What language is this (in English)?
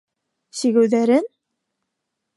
Bashkir